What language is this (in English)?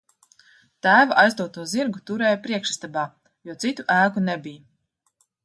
Latvian